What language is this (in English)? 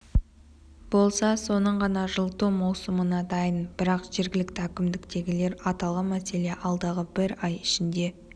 Kazakh